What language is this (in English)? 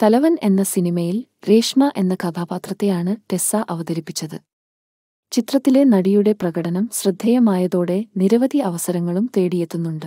Malayalam